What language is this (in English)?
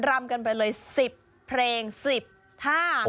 Thai